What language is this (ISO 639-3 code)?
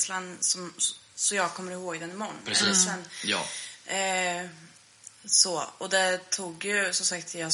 swe